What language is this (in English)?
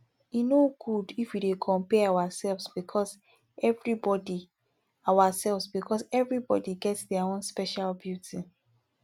Nigerian Pidgin